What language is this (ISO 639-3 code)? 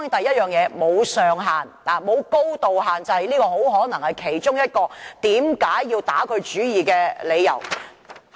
yue